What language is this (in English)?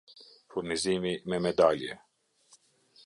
Albanian